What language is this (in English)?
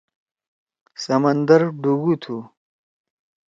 Torwali